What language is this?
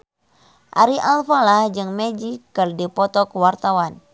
Sundanese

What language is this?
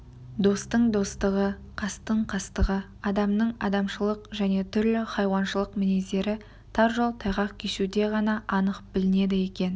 Kazakh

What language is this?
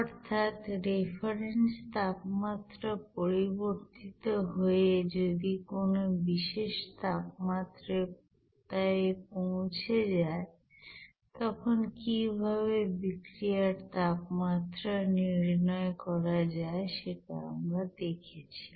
Bangla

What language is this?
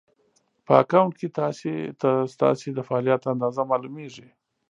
Pashto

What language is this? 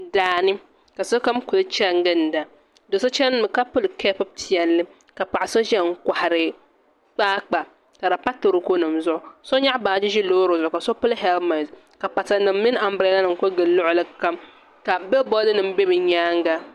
Dagbani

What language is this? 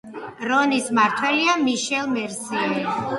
Georgian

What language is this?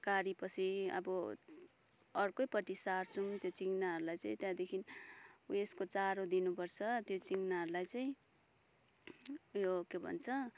Nepali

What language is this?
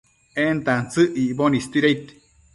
Matsés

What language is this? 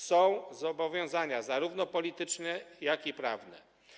Polish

